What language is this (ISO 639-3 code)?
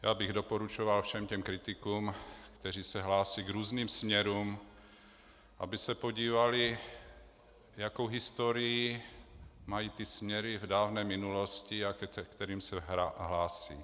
ces